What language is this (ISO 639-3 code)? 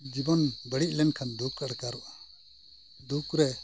sat